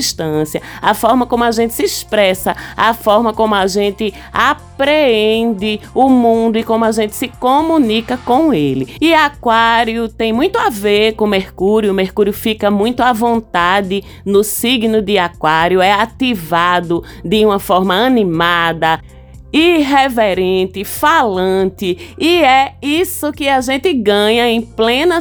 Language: Portuguese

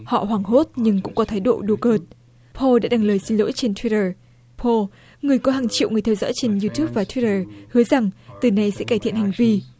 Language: Vietnamese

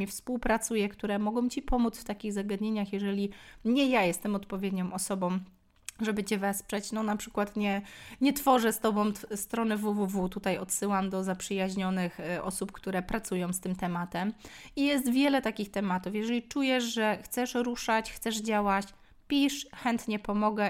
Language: Polish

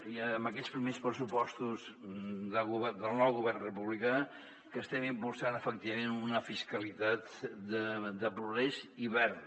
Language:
Catalan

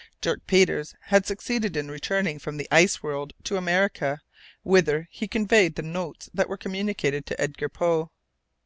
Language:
English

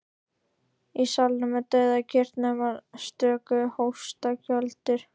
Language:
Icelandic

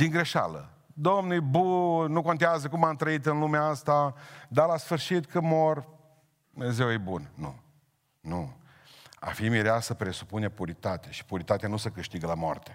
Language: Romanian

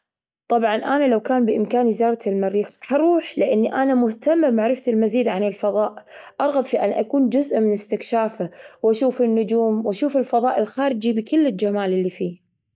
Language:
Gulf Arabic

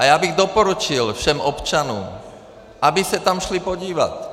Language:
Czech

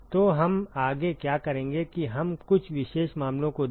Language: Hindi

